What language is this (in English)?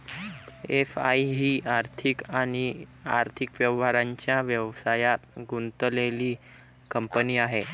Marathi